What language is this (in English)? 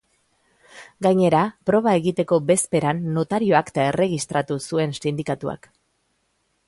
Basque